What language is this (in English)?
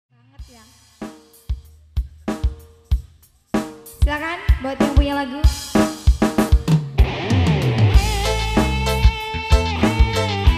Indonesian